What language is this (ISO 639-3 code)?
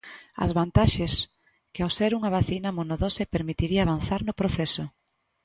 glg